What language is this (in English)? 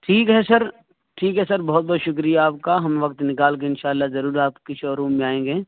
Urdu